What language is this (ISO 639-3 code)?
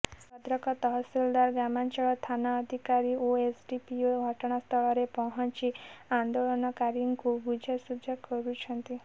ori